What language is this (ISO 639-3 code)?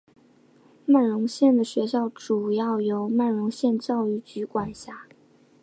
zho